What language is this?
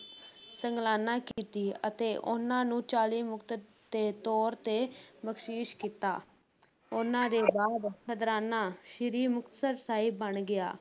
Punjabi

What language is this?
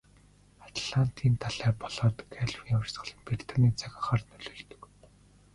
Mongolian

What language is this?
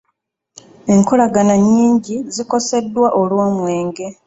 Ganda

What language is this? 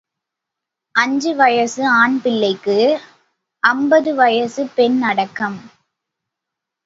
Tamil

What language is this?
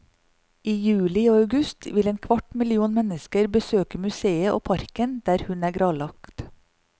Norwegian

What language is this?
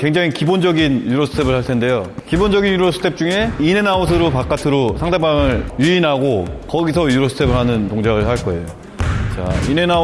Korean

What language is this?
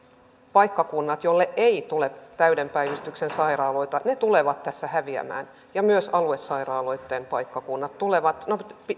Finnish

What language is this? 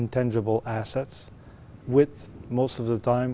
Vietnamese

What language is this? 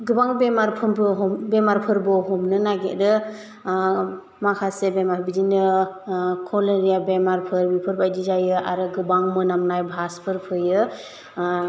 Bodo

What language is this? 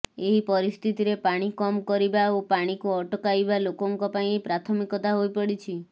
Odia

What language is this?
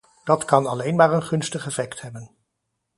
Dutch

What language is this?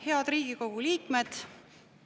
Estonian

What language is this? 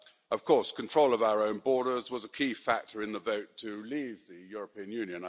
English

